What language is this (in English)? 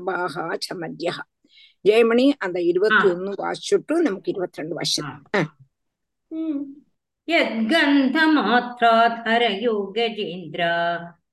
Tamil